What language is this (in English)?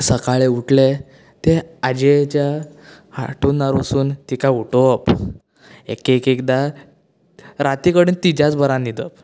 Konkani